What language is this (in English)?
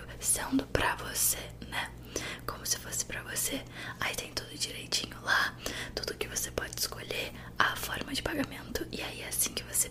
Portuguese